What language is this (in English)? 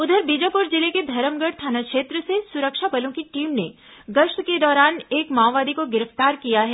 Hindi